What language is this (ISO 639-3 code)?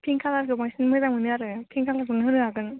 brx